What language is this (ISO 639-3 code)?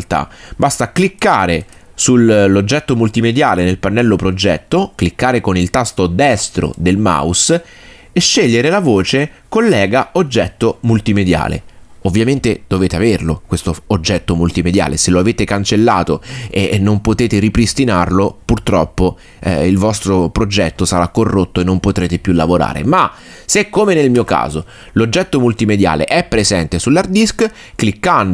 ita